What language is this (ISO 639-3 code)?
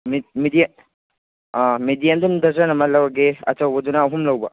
mni